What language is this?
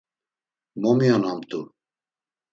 Laz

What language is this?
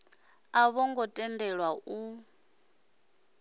Venda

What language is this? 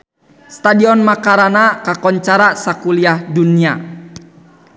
Sundanese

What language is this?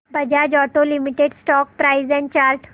Marathi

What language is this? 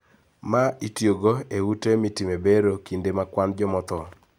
Luo (Kenya and Tanzania)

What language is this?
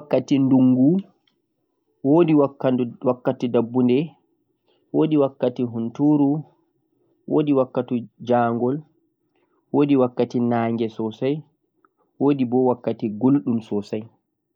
Central-Eastern Niger Fulfulde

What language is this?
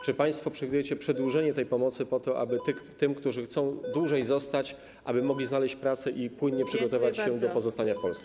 Polish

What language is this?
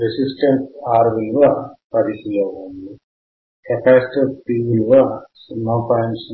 Telugu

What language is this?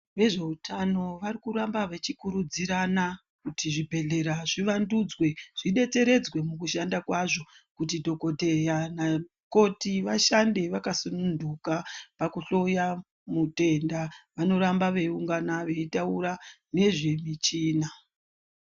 Ndau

